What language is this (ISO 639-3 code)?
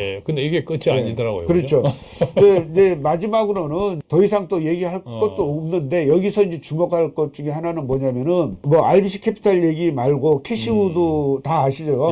kor